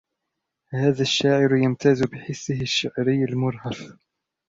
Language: Arabic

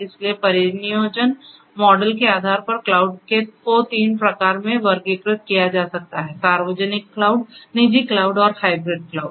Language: Hindi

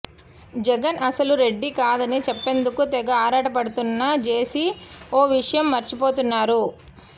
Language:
Telugu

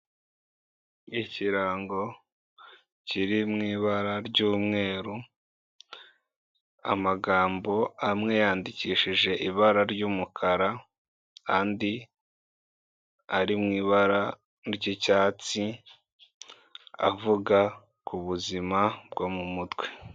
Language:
Kinyarwanda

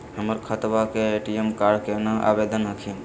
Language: Magahi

